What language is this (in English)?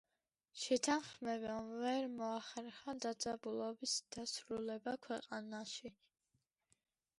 Georgian